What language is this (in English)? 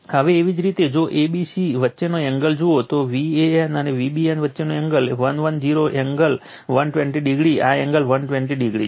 Gujarati